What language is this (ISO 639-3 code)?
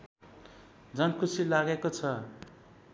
nep